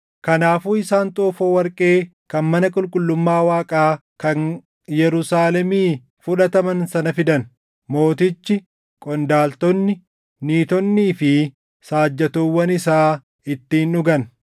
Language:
Oromo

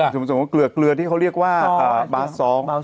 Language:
Thai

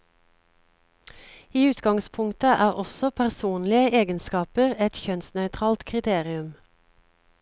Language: Norwegian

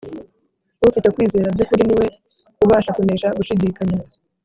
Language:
Kinyarwanda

